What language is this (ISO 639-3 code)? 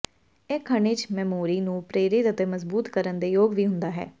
pan